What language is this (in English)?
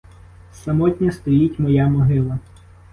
Ukrainian